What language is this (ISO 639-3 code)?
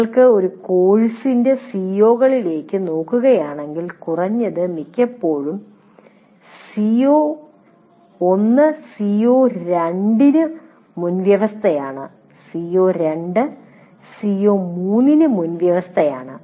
mal